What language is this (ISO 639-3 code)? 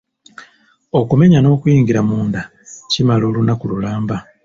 lug